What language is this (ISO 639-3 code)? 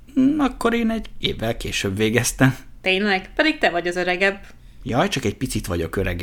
hun